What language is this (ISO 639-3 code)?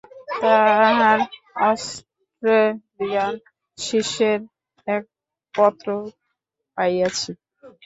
ben